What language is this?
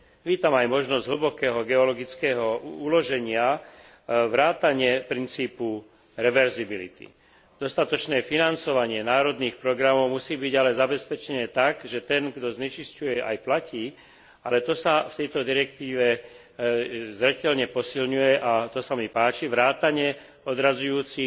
Slovak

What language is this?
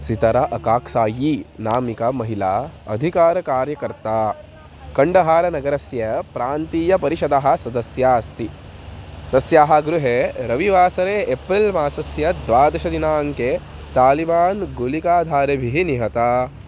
Sanskrit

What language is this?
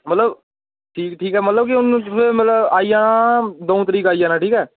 Dogri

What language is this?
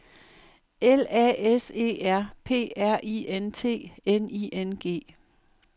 Danish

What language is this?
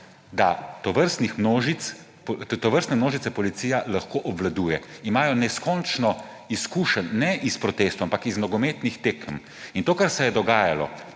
Slovenian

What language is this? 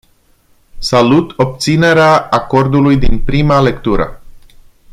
Romanian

